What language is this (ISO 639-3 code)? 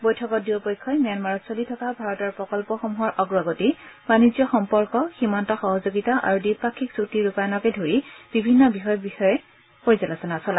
asm